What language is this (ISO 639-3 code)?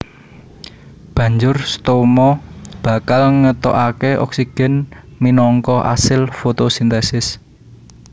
jav